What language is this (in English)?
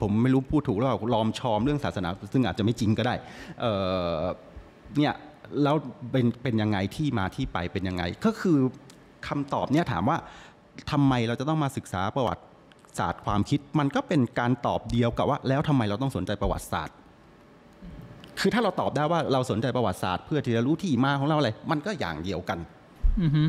Thai